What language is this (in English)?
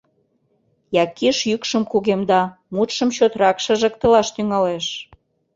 Mari